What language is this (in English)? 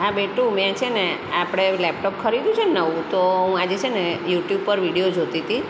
Gujarati